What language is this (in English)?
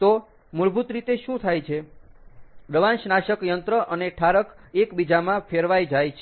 Gujarati